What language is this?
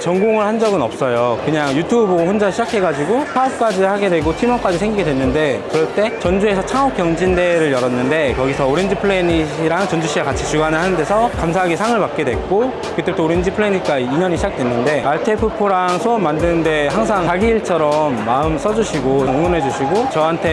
Korean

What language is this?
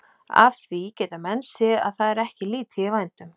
Icelandic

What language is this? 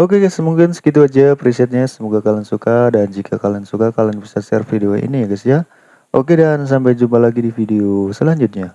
Indonesian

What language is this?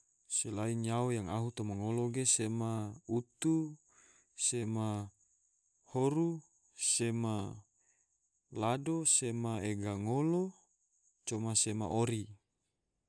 Tidore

